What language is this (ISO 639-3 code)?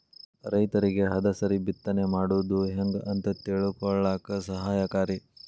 kan